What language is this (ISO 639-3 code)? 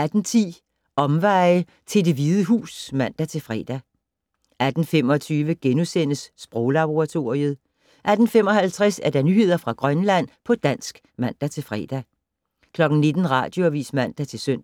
dan